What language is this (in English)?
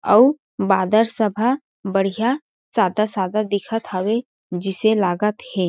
Chhattisgarhi